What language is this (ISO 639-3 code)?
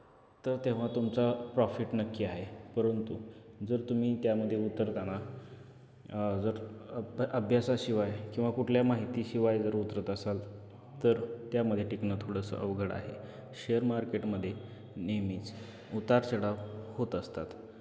mar